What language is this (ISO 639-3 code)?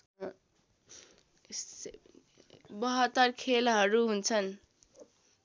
nep